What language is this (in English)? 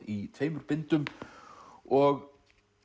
Icelandic